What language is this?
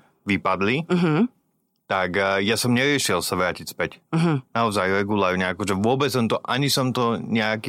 Slovak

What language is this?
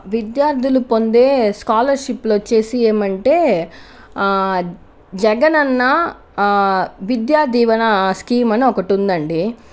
Telugu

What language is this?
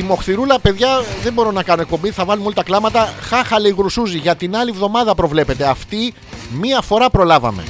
Greek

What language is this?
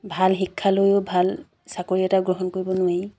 Assamese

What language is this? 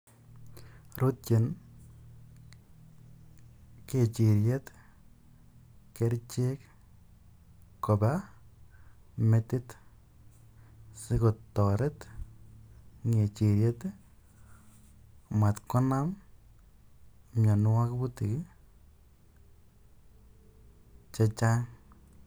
Kalenjin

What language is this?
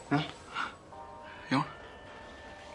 Welsh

